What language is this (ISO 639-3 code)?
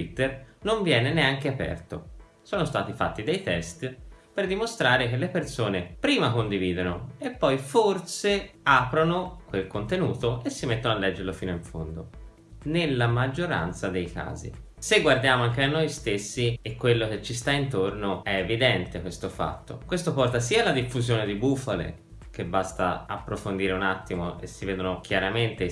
ita